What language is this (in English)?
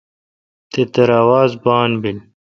Kalkoti